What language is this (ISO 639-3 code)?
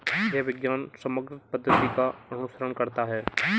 hin